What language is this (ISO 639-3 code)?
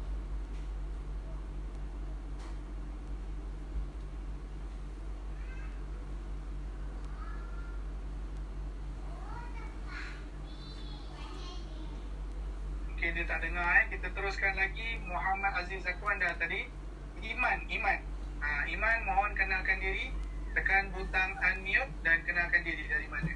msa